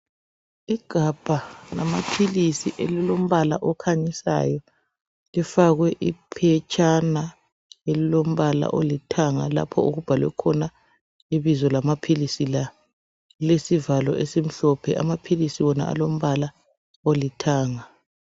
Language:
North Ndebele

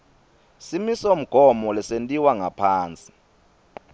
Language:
Swati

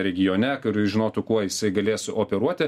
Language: Lithuanian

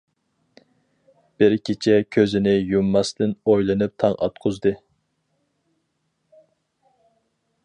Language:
Uyghur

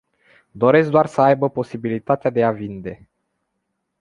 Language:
Romanian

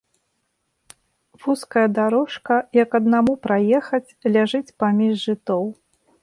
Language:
Belarusian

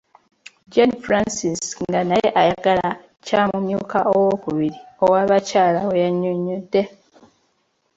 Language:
Ganda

